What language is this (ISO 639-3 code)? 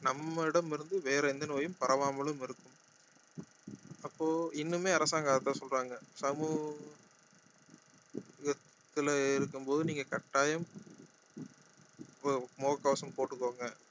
tam